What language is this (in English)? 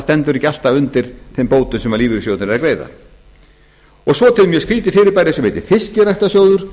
Icelandic